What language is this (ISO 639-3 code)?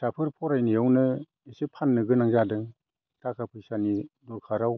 brx